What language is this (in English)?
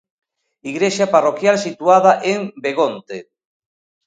Galician